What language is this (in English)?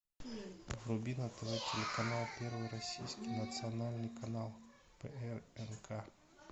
Russian